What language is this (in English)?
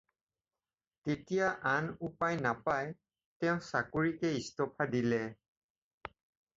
Assamese